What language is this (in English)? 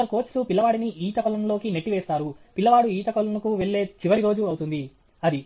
Telugu